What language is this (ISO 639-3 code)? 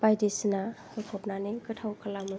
brx